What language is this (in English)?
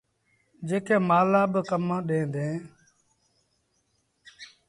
Sindhi Bhil